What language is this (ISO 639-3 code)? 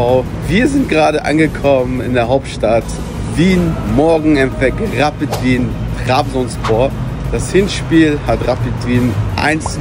deu